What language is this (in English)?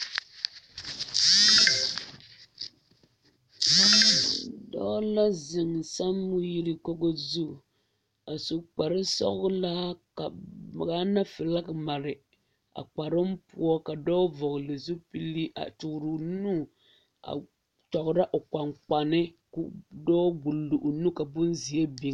Southern Dagaare